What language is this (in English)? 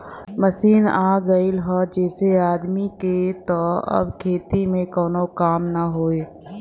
Bhojpuri